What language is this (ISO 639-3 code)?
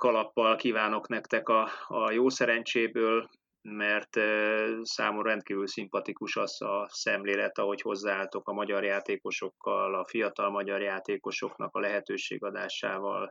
hun